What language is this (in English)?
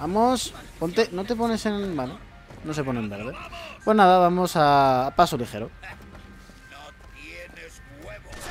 Spanish